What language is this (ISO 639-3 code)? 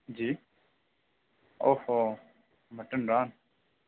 urd